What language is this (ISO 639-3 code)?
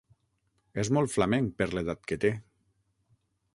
cat